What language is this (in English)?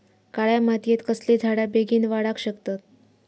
Marathi